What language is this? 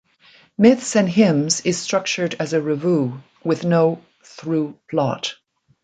English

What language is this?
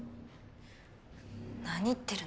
Japanese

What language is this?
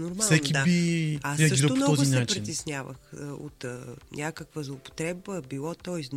Bulgarian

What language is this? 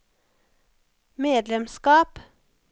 Norwegian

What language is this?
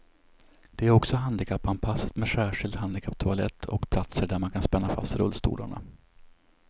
Swedish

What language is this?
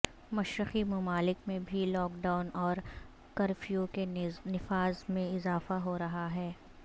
Urdu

